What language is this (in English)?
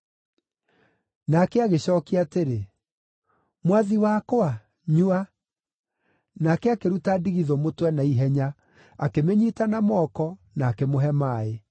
Kikuyu